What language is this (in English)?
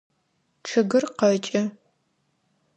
Adyghe